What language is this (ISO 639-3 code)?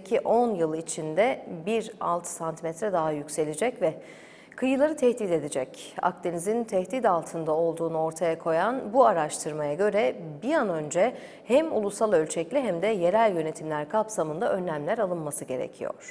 tur